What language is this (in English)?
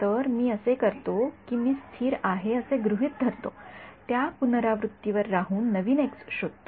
Marathi